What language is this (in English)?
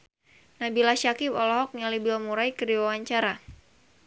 Sundanese